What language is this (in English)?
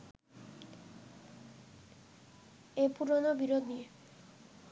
Bangla